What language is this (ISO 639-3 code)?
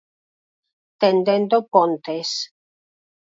glg